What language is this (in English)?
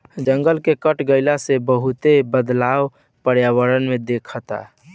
Bhojpuri